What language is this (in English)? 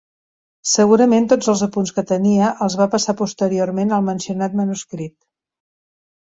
Catalan